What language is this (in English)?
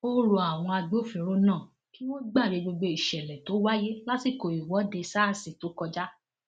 Yoruba